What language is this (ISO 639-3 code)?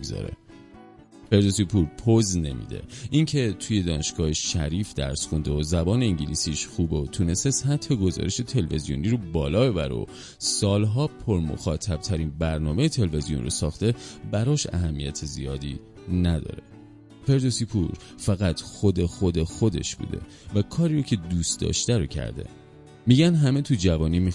fas